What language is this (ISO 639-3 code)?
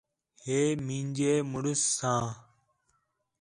xhe